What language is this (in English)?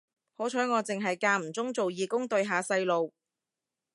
Cantonese